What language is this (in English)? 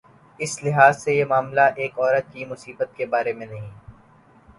Urdu